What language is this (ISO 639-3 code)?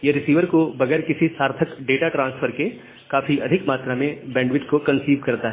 hin